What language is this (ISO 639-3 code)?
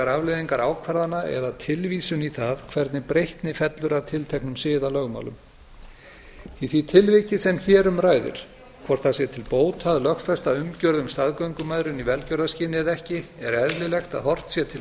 isl